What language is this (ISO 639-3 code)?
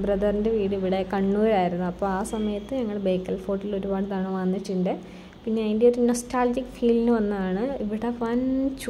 ron